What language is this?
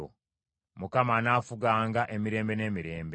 Ganda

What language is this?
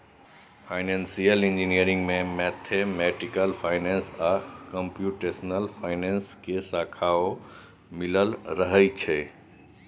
Maithili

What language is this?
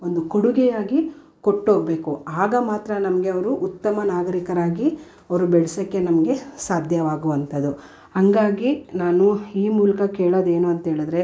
Kannada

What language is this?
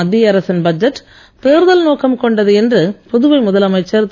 Tamil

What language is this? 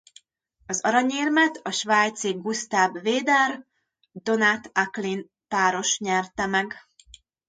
Hungarian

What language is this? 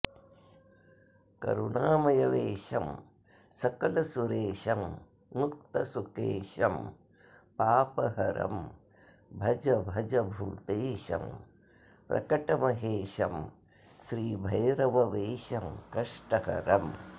Sanskrit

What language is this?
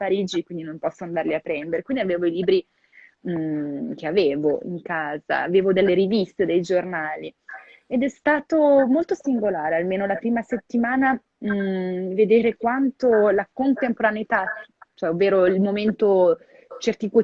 Italian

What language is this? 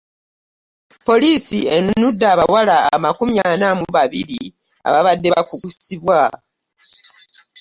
Ganda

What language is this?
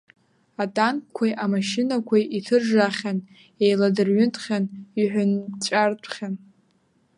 Abkhazian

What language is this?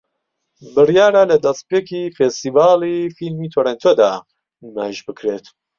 Central Kurdish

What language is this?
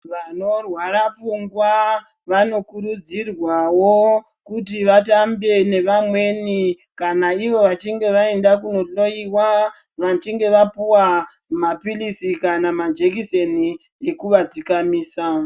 Ndau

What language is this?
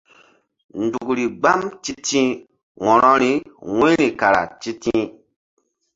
Mbum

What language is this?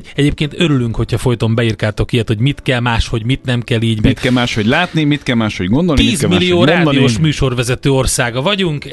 Hungarian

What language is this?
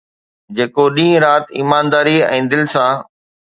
Sindhi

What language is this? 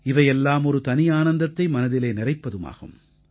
Tamil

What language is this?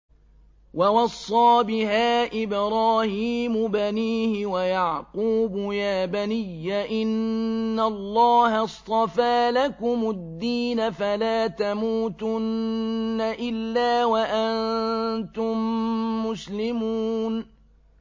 Arabic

